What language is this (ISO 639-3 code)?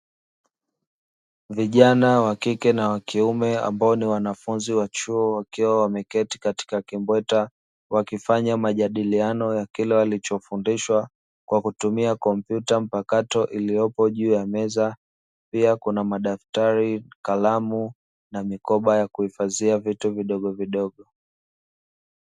swa